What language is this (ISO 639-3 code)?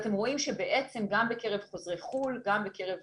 heb